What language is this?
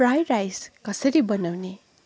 Nepali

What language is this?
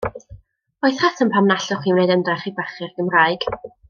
Welsh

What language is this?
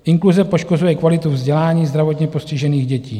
Czech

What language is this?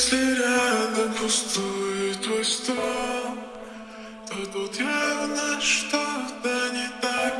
Dutch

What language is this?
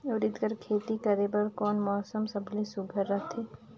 Chhattisgarhi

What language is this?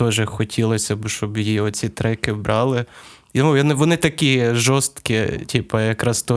Ukrainian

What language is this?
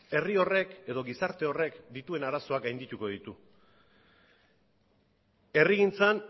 Basque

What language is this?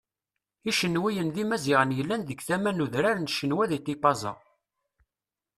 Kabyle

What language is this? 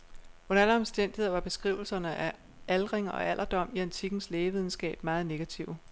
Danish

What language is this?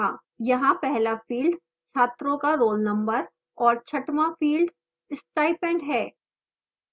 Hindi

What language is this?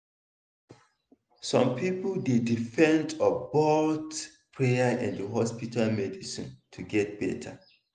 Nigerian Pidgin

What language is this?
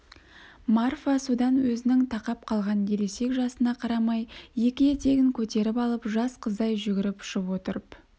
Kazakh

